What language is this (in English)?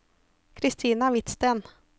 Norwegian